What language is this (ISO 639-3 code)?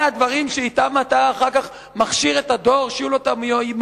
heb